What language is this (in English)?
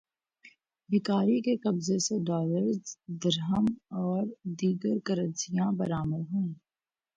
Urdu